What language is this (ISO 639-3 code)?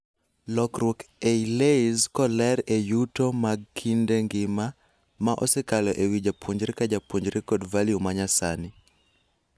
luo